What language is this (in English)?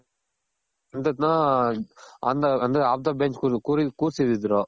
Kannada